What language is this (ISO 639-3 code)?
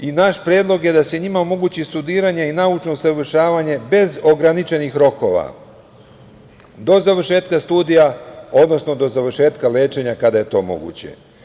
srp